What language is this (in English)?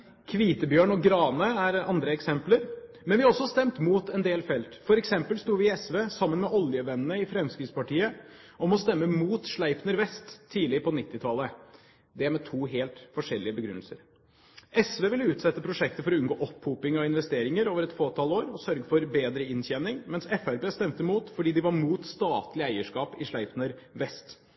Norwegian Bokmål